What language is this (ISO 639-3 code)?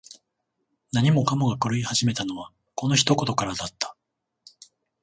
jpn